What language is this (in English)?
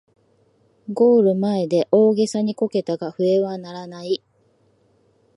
Japanese